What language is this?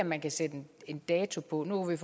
Danish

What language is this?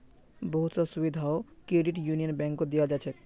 Magahi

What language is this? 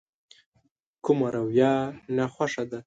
Pashto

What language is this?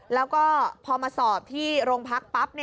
Thai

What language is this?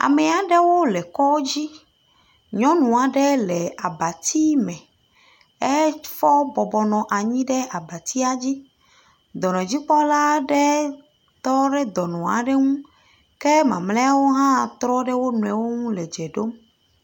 Ewe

